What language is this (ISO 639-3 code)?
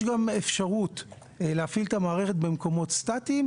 heb